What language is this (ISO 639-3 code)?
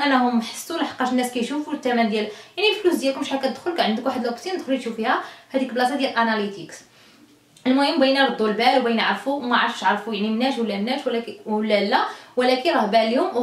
ara